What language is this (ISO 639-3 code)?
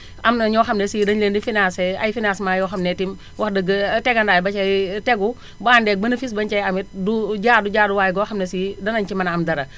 wol